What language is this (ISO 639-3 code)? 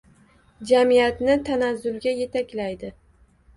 uzb